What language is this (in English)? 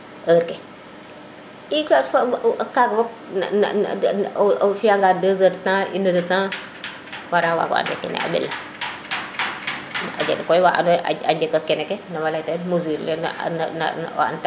Serer